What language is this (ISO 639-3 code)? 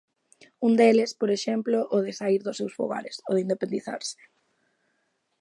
glg